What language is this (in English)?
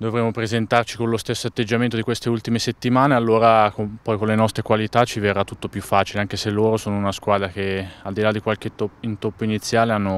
Italian